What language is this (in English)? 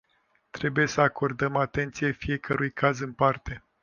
Romanian